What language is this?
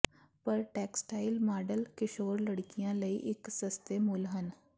Punjabi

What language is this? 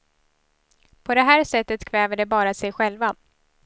Swedish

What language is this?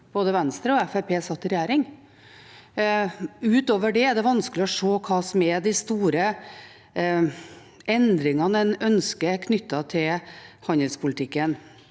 Norwegian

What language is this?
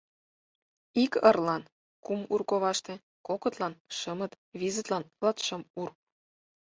Mari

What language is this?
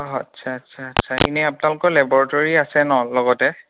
Assamese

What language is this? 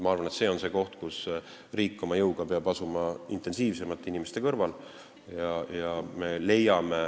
Estonian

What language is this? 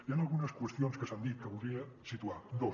Catalan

